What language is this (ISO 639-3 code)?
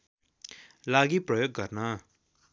nep